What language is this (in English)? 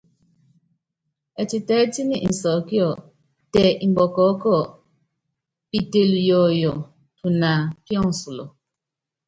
Yangben